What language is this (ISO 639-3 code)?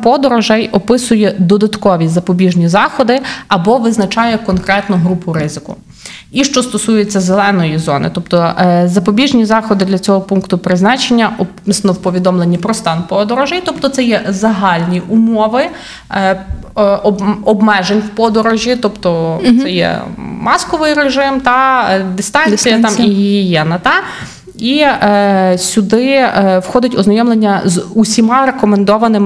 ukr